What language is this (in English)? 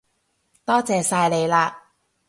Cantonese